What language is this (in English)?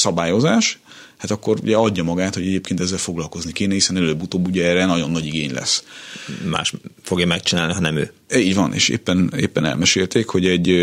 Hungarian